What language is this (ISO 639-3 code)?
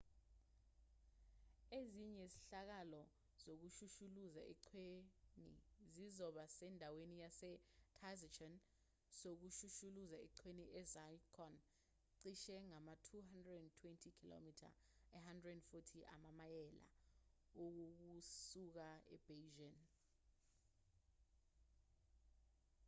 zul